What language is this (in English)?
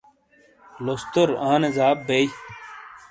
Shina